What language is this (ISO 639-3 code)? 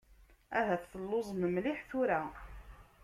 kab